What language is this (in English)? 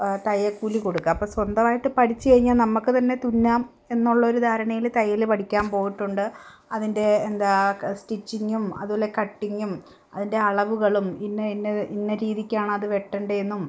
Malayalam